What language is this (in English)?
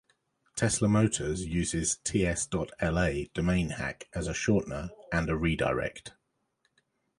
English